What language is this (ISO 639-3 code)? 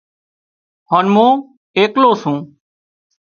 kxp